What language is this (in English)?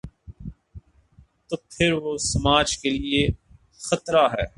Urdu